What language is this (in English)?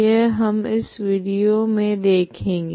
Hindi